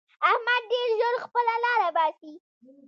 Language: Pashto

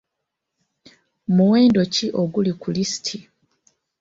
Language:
Ganda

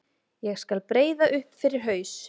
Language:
Icelandic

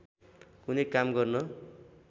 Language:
Nepali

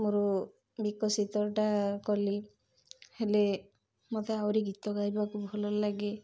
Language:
Odia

